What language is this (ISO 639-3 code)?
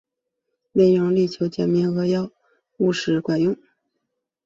zho